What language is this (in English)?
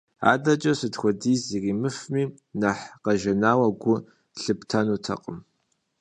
Kabardian